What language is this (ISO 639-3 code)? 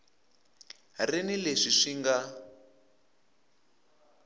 tso